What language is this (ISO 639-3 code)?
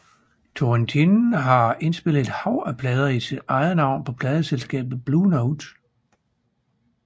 dan